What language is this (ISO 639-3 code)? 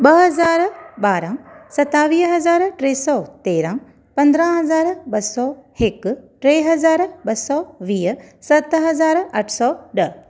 snd